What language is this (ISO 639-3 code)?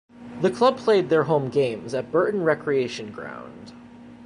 eng